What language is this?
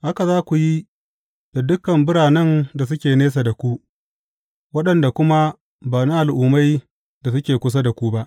Hausa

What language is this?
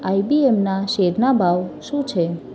Gujarati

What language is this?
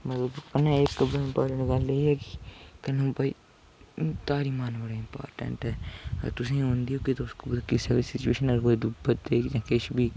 Dogri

